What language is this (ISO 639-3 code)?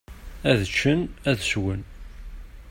kab